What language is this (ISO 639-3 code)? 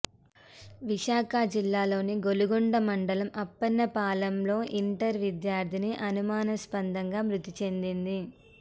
tel